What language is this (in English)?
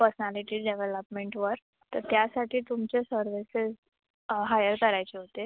Marathi